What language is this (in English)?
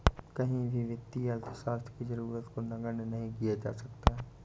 Hindi